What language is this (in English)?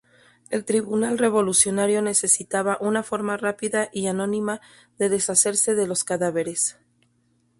Spanish